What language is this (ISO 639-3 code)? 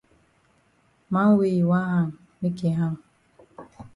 wes